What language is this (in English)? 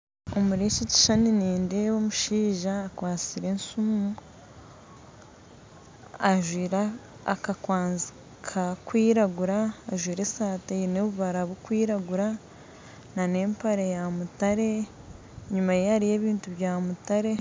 Nyankole